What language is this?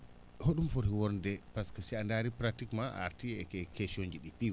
Fula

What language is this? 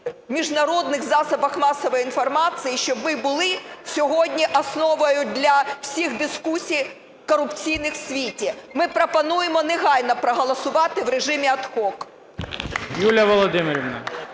Ukrainian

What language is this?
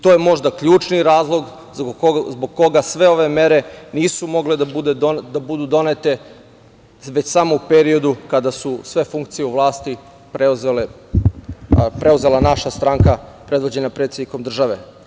Serbian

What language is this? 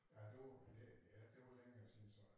Danish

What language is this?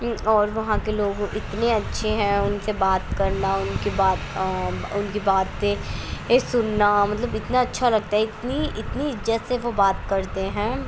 Urdu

